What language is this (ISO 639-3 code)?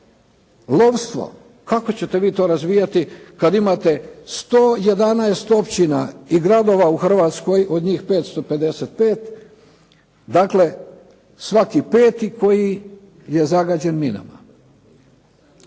hrv